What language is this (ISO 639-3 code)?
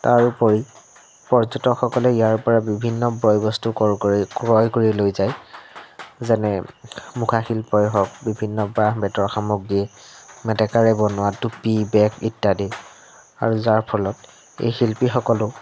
asm